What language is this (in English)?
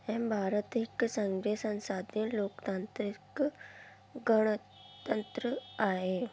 Sindhi